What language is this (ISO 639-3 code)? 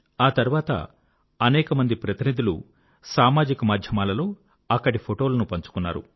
tel